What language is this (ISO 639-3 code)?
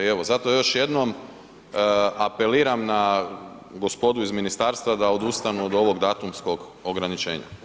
hrv